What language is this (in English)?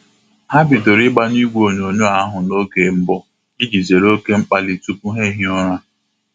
Igbo